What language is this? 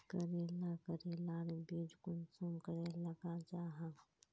Magahi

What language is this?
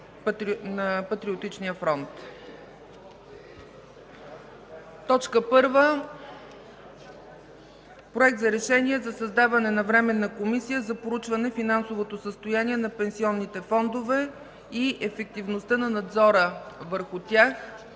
Bulgarian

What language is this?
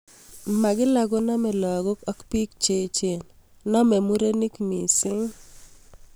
Kalenjin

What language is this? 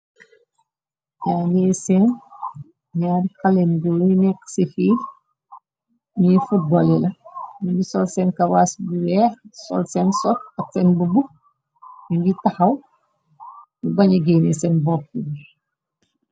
Wolof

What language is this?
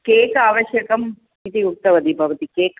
Sanskrit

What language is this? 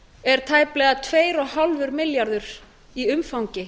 Icelandic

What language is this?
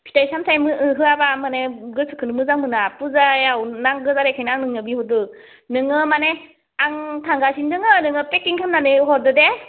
Bodo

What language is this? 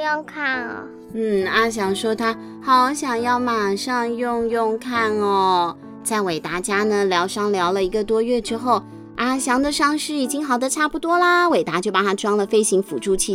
Chinese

